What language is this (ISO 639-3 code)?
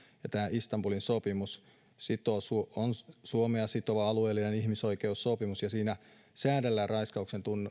fin